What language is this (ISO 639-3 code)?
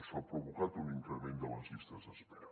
cat